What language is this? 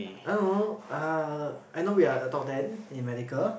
English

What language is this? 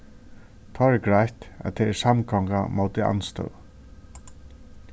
Faroese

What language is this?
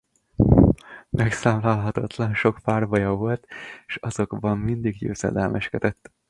Hungarian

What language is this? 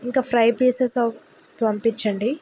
Telugu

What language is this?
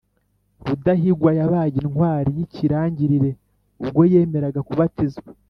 Kinyarwanda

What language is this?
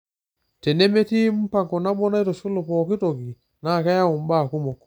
Masai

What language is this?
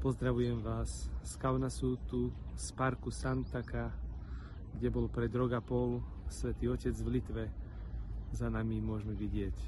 Slovak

